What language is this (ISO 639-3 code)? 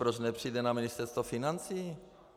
ces